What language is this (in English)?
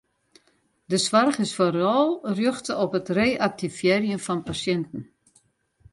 Western Frisian